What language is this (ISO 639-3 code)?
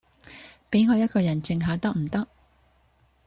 yue